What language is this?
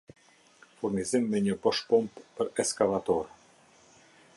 Albanian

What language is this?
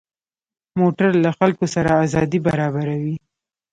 Pashto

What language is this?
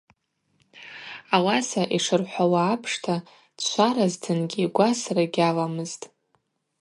Abaza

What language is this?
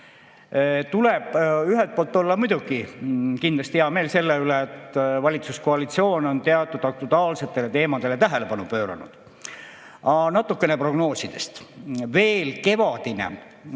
Estonian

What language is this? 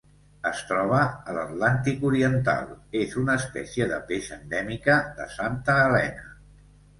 Catalan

